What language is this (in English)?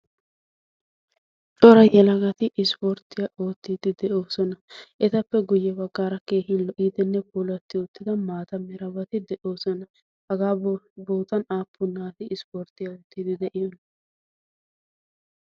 Wolaytta